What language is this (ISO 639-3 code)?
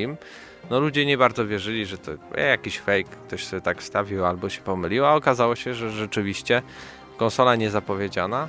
pol